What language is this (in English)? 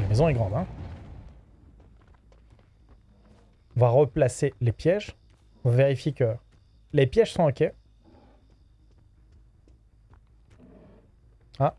French